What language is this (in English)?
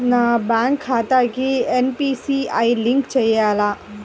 Telugu